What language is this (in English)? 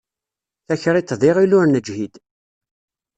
Kabyle